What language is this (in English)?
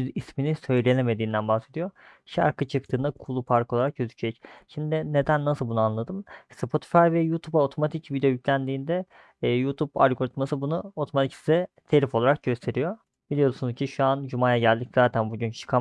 Turkish